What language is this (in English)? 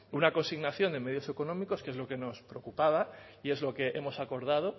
Spanish